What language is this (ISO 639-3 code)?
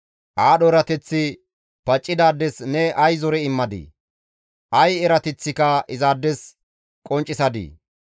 gmv